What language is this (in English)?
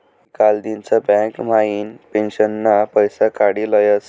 Marathi